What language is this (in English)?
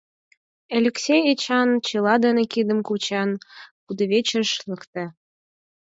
Mari